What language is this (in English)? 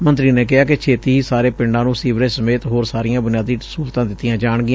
Punjabi